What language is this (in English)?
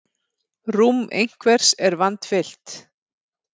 Icelandic